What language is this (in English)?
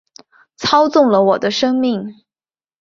Chinese